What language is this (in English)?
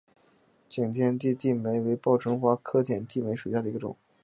Chinese